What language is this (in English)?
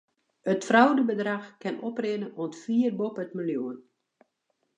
Western Frisian